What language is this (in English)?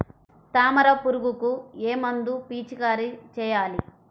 Telugu